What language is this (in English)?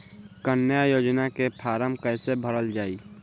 Bhojpuri